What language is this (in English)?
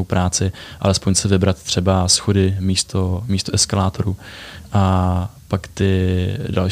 Czech